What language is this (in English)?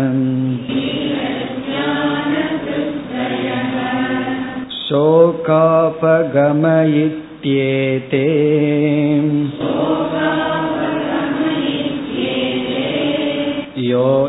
Tamil